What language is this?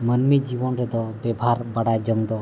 Santali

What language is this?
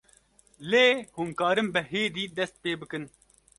Kurdish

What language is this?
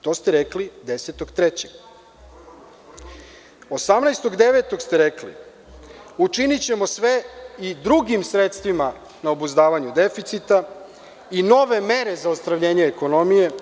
Serbian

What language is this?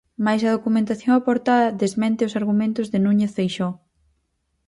Galician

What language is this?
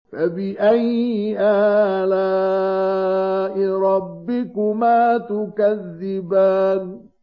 Arabic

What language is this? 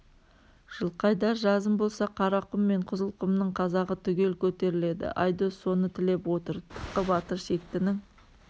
Kazakh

